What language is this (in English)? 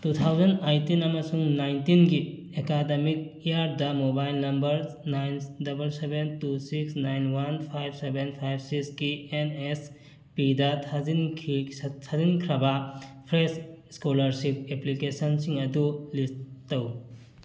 Manipuri